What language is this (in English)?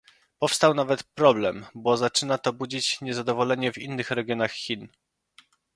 Polish